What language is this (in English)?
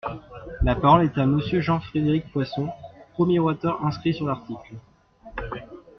French